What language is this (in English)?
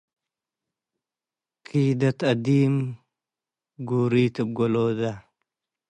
Tigre